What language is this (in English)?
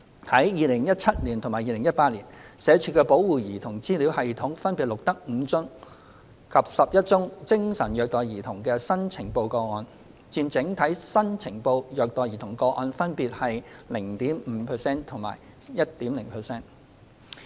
Cantonese